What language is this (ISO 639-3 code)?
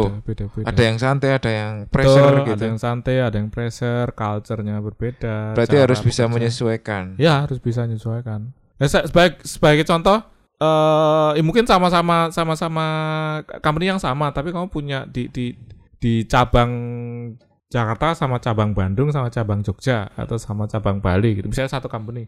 ind